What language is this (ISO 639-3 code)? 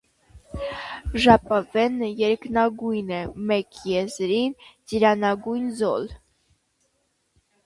hye